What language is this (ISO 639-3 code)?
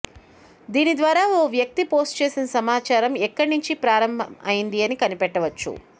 tel